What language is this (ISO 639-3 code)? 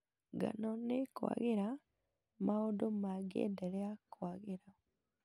kik